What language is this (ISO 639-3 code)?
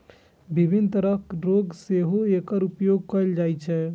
mai